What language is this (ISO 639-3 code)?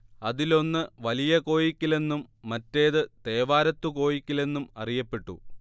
mal